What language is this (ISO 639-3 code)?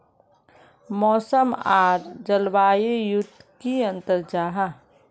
mag